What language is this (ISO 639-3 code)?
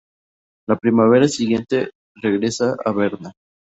spa